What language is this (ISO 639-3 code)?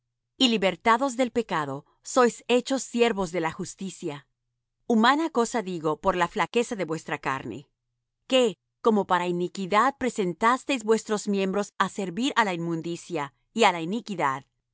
spa